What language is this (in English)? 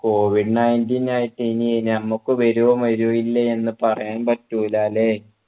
Malayalam